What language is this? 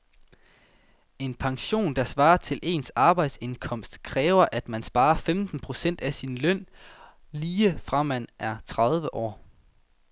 Danish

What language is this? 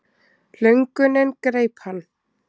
Icelandic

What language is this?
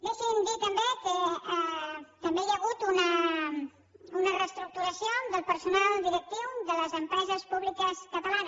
Catalan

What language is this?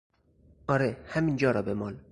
Persian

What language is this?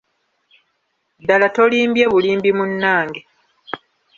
Ganda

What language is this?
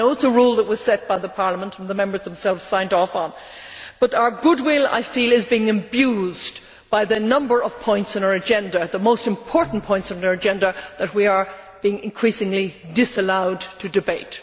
English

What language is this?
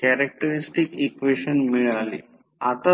Marathi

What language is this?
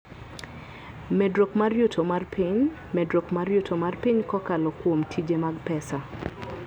Luo (Kenya and Tanzania)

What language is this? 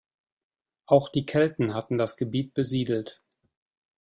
German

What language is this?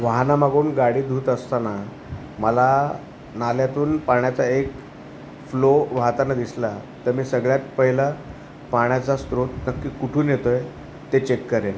Marathi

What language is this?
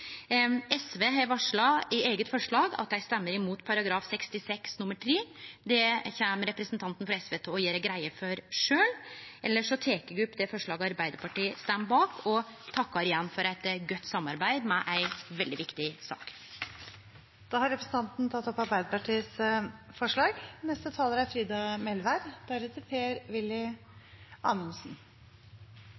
Norwegian Nynorsk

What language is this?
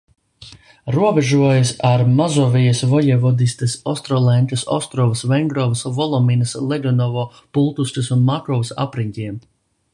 Latvian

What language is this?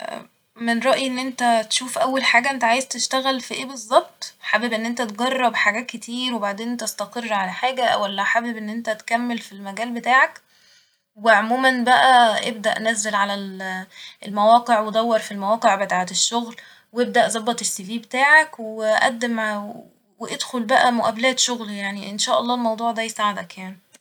Egyptian Arabic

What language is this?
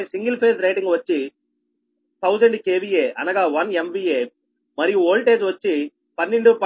Telugu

